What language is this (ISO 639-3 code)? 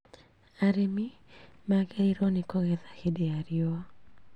kik